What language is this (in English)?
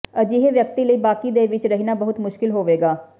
Punjabi